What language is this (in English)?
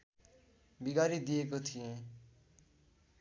Nepali